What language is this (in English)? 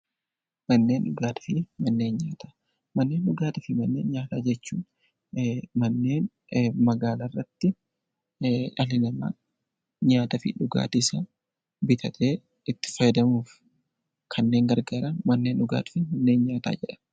Oromo